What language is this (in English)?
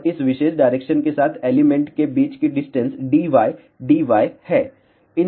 Hindi